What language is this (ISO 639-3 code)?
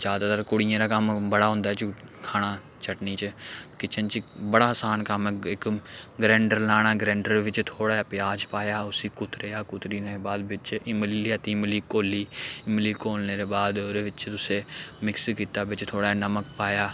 doi